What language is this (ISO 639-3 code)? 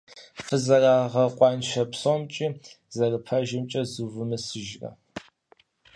kbd